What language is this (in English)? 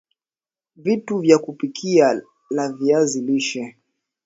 Swahili